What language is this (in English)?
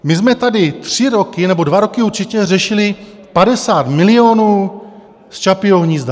Czech